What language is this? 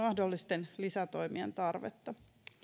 Finnish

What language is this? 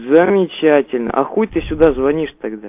Russian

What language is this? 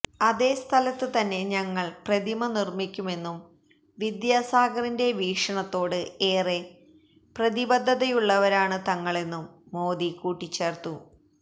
Malayalam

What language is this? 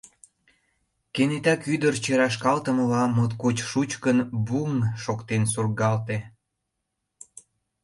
Mari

